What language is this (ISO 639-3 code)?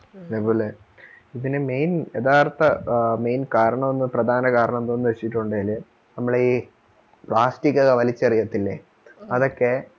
mal